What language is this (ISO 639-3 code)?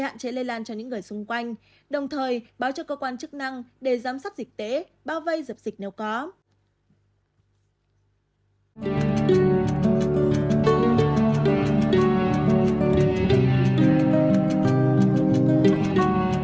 vie